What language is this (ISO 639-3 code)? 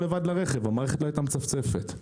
heb